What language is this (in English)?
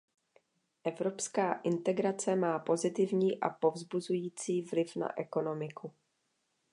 Czech